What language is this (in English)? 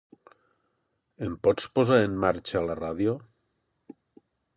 Catalan